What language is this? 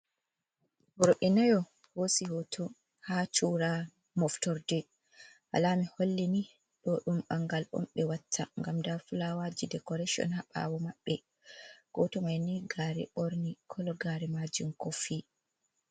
Fula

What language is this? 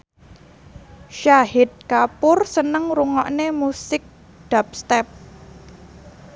Javanese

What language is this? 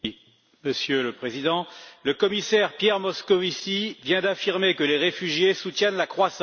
French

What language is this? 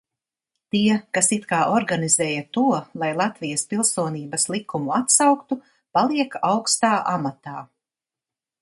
Latvian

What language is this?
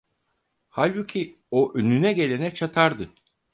Turkish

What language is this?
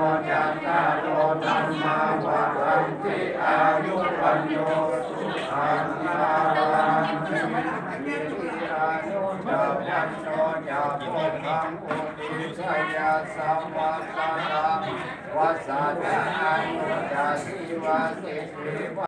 Thai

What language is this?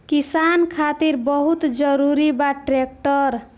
Bhojpuri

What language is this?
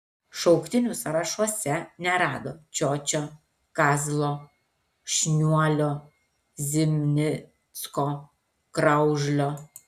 Lithuanian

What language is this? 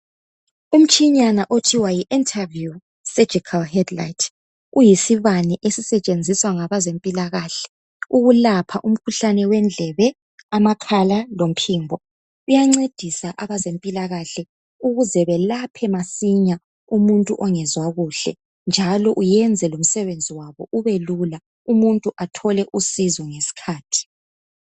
North Ndebele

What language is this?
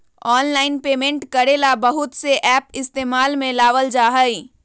Magahi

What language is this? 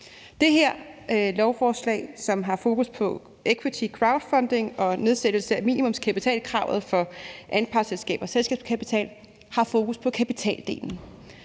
Danish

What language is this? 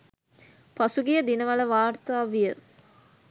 Sinhala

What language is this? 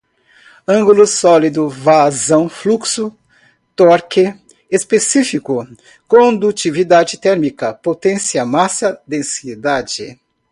Portuguese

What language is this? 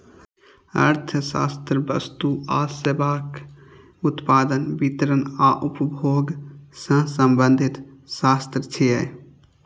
Maithili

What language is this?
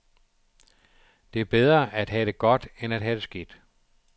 Danish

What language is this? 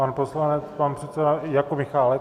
Czech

